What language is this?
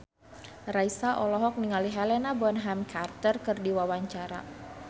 Sundanese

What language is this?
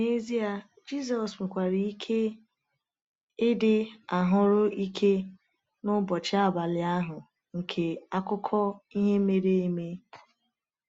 Igbo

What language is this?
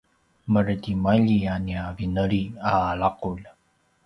Paiwan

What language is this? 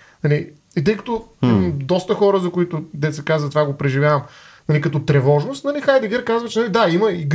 Bulgarian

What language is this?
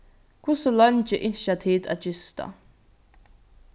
Faroese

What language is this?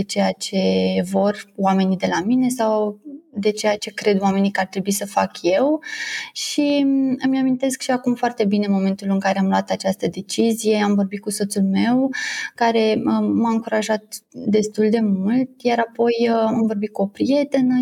Romanian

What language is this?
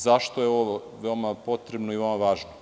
Serbian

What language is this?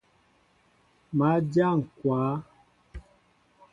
Mbo (Cameroon)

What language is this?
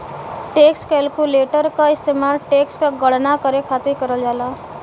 Bhojpuri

